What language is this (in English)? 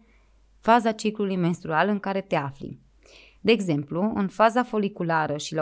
Romanian